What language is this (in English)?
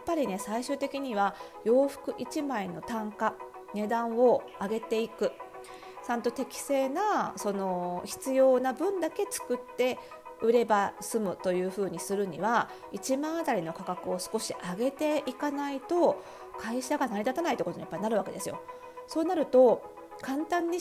Japanese